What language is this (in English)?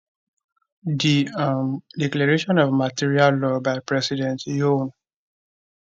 Nigerian Pidgin